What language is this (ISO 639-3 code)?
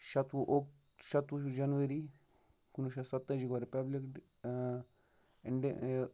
kas